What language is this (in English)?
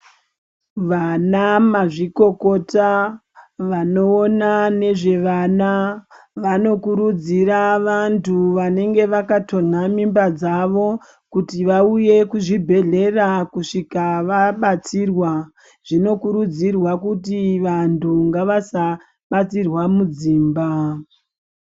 Ndau